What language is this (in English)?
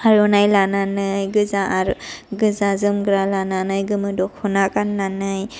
Bodo